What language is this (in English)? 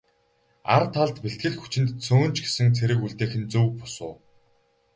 Mongolian